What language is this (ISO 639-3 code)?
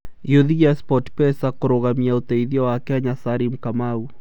kik